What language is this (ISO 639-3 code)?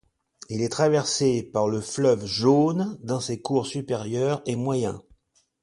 fra